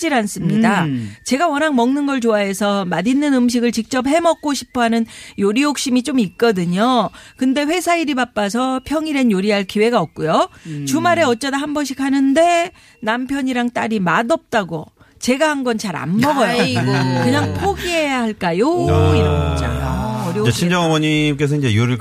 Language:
Korean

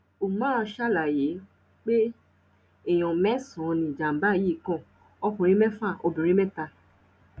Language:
Yoruba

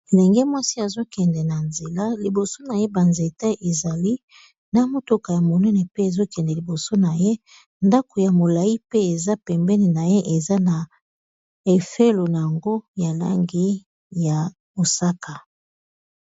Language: Lingala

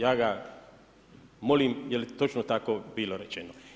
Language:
Croatian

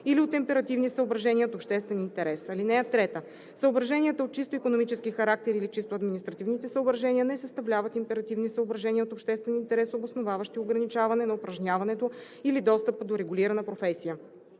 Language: Bulgarian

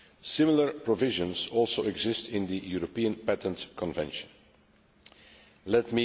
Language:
English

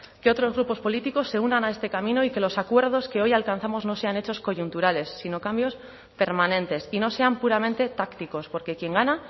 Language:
Spanish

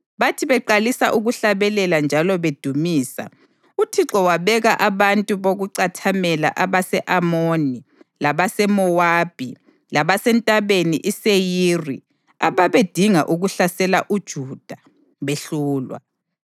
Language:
North Ndebele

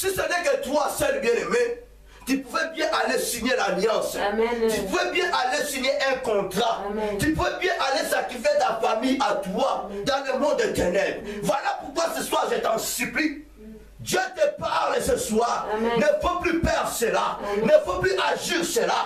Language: French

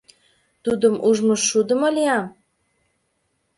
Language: Mari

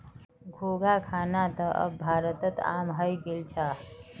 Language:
Magahi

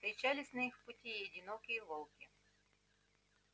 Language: Russian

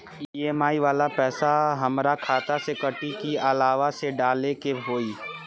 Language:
Bhojpuri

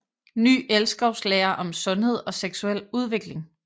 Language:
Danish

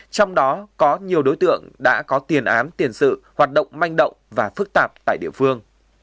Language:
Vietnamese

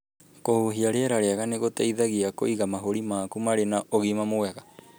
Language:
Kikuyu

